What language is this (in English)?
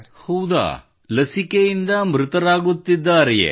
Kannada